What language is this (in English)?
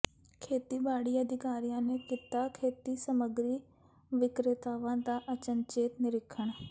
Punjabi